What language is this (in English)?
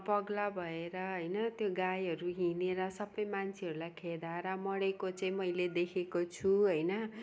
Nepali